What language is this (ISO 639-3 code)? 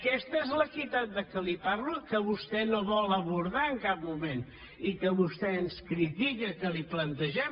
cat